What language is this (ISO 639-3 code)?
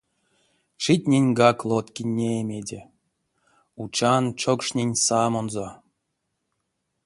myv